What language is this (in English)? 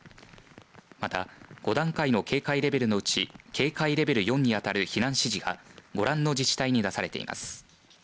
Japanese